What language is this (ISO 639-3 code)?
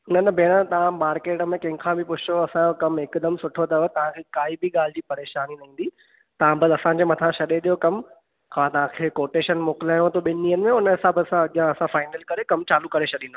snd